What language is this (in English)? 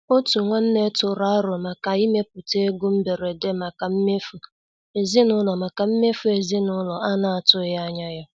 Igbo